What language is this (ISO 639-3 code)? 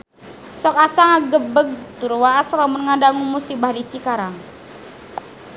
sun